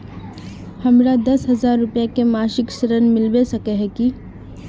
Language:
Magahi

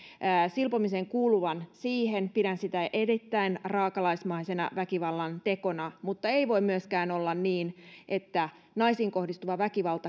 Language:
Finnish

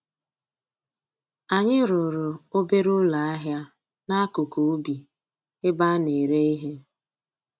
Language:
Igbo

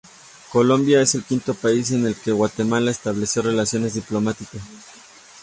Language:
Spanish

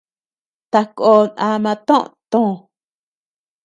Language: Tepeuxila Cuicatec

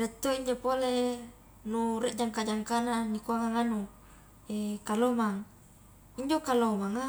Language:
Highland Konjo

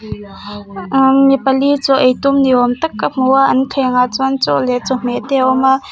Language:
Mizo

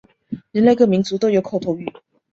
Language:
Chinese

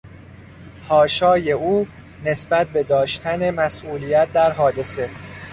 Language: Persian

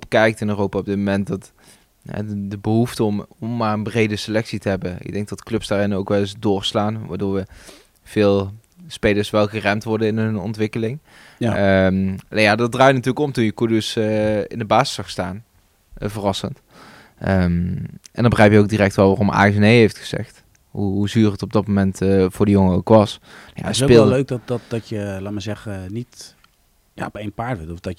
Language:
Dutch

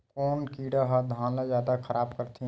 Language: Chhattisgarhi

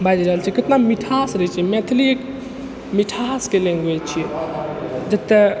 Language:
Maithili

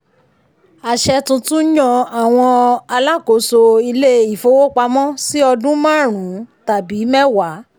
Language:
Yoruba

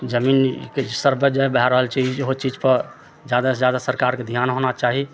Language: Maithili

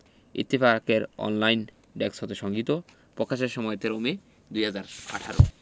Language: Bangla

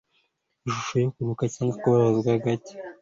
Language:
Kinyarwanda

